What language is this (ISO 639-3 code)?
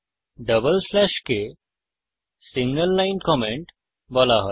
ben